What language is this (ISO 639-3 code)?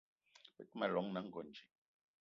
eto